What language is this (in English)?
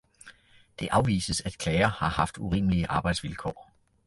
Danish